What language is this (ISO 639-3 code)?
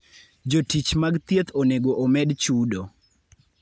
luo